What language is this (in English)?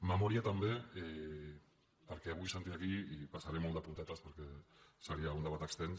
Catalan